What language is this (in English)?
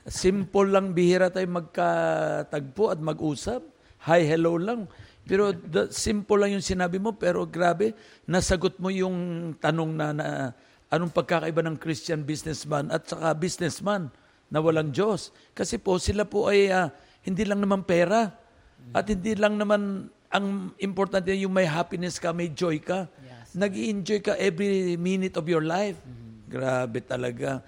Filipino